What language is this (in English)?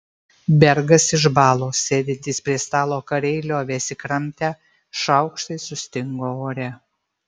Lithuanian